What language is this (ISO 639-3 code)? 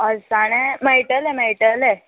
kok